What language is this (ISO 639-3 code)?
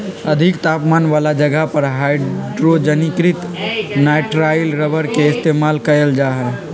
mag